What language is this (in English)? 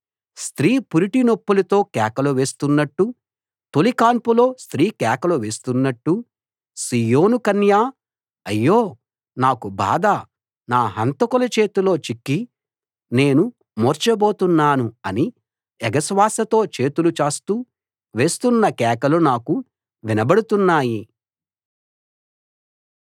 Telugu